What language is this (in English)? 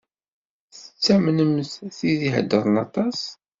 Kabyle